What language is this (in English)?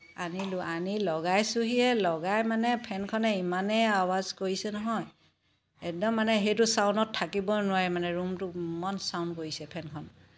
Assamese